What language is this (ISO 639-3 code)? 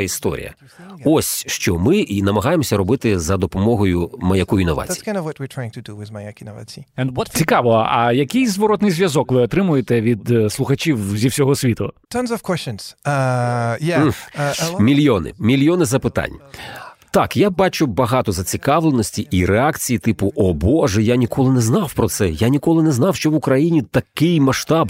ukr